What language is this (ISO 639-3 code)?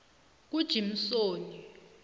nbl